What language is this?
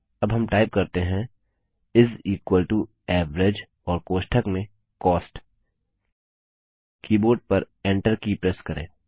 Hindi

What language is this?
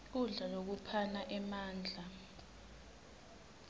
Swati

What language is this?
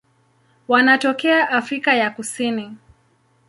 Swahili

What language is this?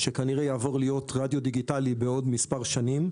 Hebrew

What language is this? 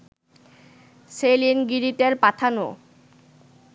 Bangla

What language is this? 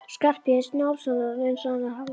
Icelandic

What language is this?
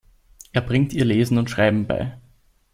German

